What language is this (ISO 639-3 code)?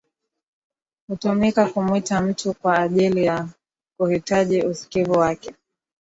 swa